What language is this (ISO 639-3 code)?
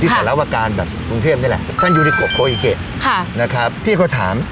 tha